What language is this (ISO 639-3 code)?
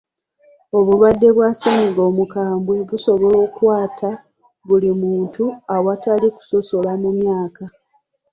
lug